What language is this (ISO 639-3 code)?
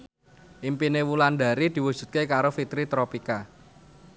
jav